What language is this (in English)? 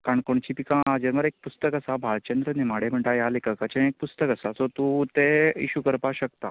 Konkani